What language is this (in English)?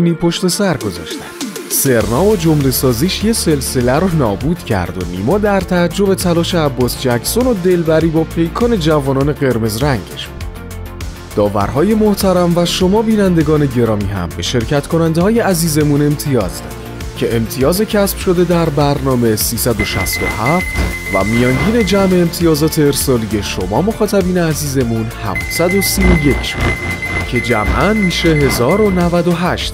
Persian